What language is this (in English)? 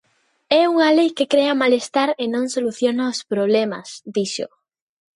Galician